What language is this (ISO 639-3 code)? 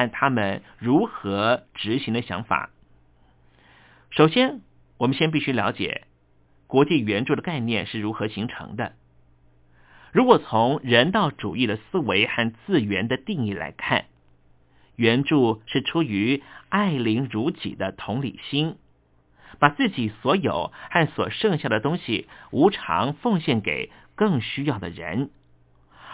zho